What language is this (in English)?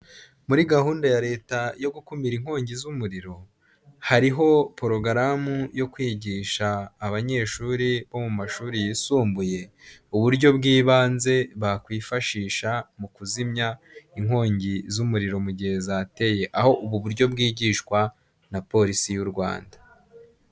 Kinyarwanda